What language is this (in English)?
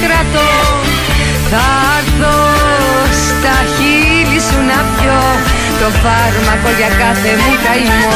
Greek